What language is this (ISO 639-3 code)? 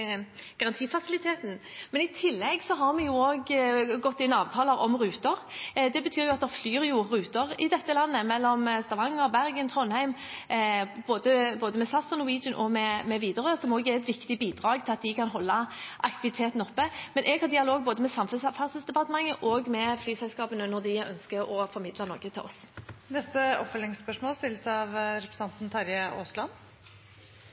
nor